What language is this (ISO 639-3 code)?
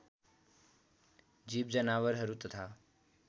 nep